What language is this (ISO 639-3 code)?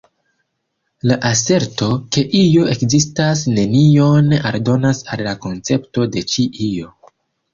epo